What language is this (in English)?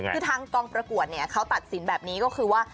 Thai